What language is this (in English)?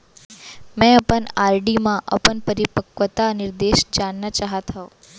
Chhattisgarhi